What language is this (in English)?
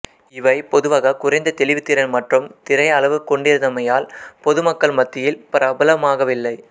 Tamil